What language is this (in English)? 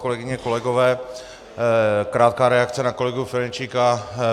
Czech